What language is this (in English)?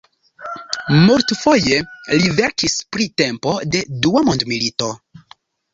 Esperanto